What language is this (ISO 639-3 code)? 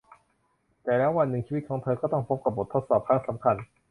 tha